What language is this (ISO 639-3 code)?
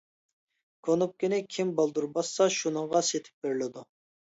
uig